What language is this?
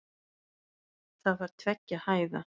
Icelandic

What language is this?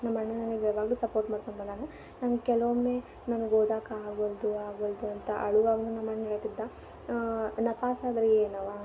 Kannada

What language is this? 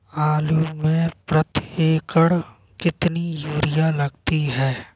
Hindi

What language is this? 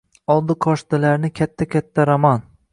Uzbek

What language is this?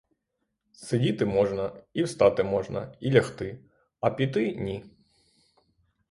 Ukrainian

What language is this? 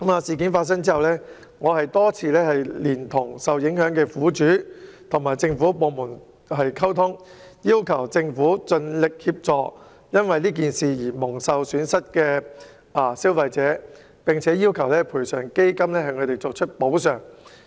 Cantonese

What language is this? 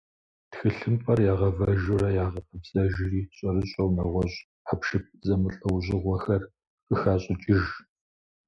Kabardian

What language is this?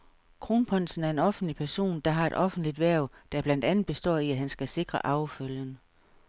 Danish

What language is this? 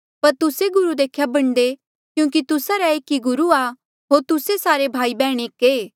Mandeali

